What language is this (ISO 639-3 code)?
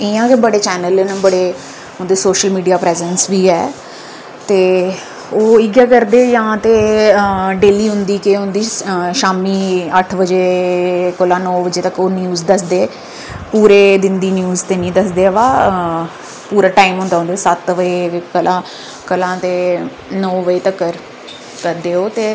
doi